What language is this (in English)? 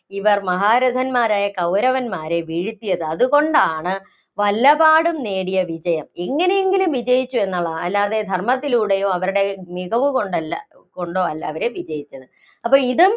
Malayalam